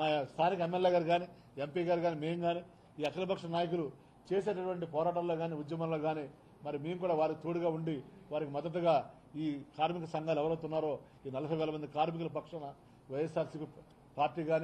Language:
Telugu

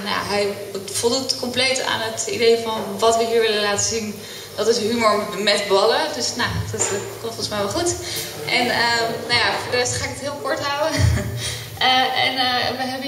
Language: Dutch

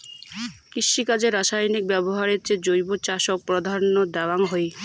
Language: Bangla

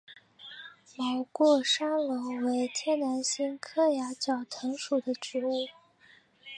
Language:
Chinese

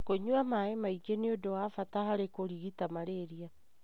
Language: Kikuyu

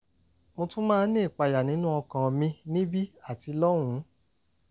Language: Yoruba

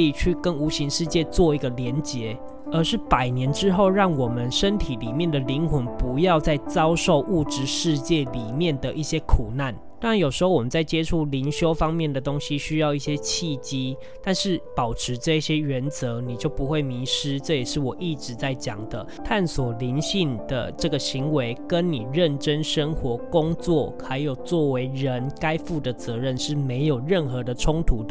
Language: Chinese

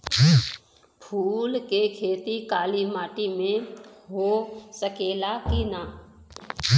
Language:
Bhojpuri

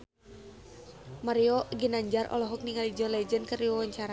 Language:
Sundanese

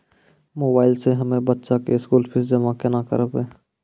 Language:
Maithili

